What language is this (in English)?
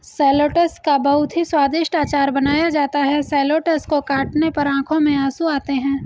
Hindi